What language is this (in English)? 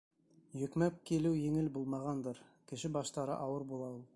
Bashkir